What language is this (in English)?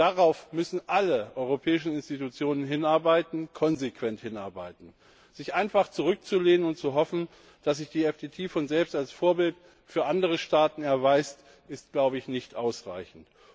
German